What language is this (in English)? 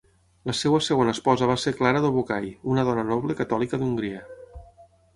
Catalan